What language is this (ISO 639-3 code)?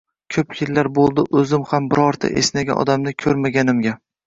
uzb